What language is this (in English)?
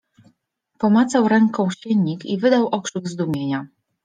Polish